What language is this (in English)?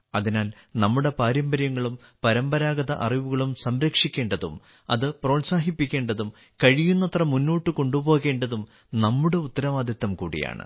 Malayalam